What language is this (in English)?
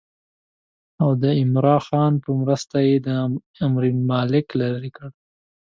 Pashto